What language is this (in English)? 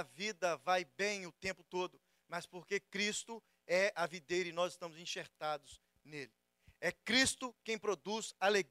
Portuguese